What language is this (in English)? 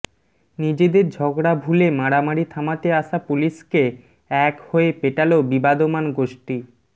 Bangla